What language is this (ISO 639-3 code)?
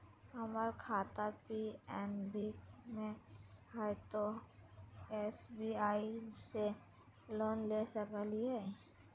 mag